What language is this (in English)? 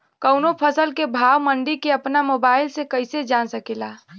Bhojpuri